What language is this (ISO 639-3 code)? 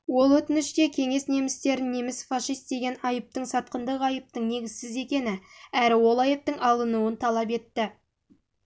kaz